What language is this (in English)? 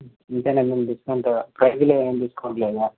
Telugu